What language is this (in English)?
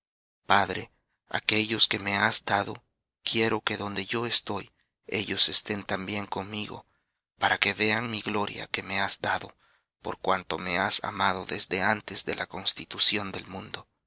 Spanish